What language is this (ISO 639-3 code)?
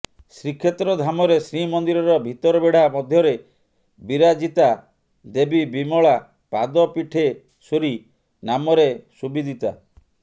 ori